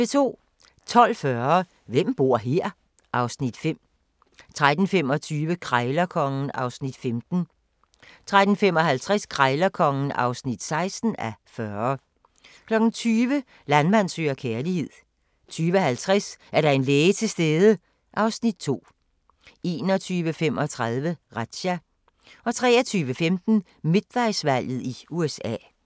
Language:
Danish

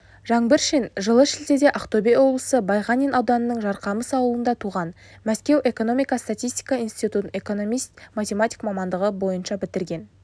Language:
Kazakh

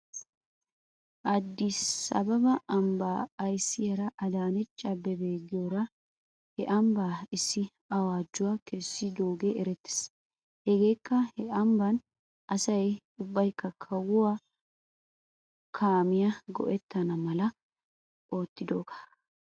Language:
Wolaytta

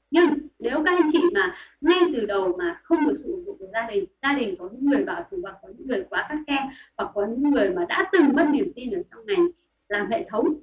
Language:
Vietnamese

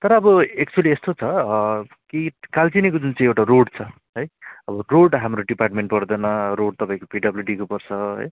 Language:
Nepali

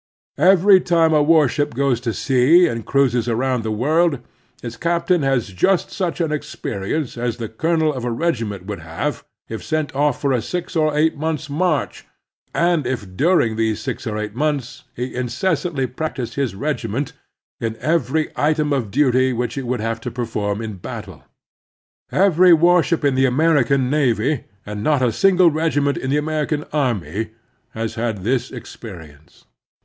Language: English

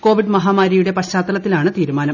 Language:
Malayalam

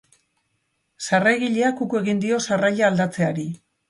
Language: Basque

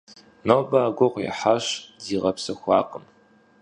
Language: Kabardian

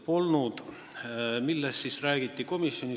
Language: Estonian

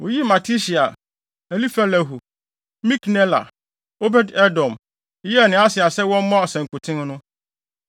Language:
Akan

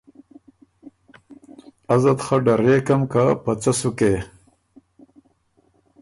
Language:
Ormuri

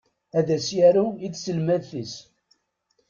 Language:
Kabyle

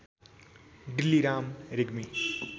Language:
Nepali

